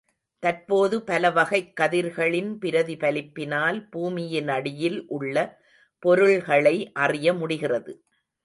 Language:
Tamil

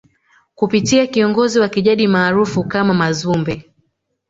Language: Swahili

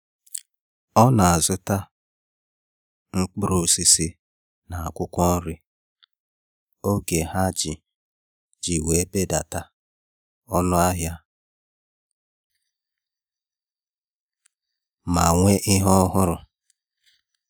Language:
Igbo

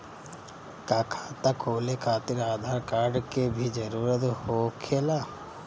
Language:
Bhojpuri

